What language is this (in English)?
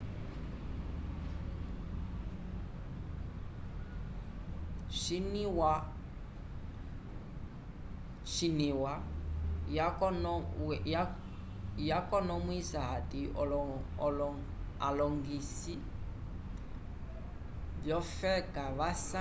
Umbundu